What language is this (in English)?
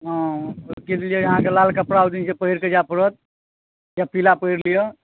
Maithili